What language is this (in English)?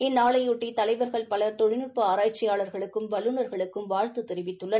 Tamil